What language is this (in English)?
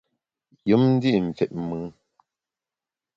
Bamun